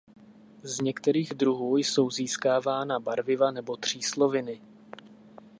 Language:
Czech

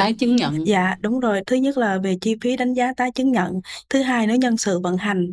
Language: Vietnamese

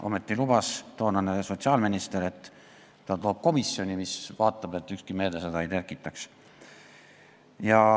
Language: Estonian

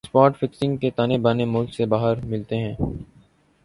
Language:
Urdu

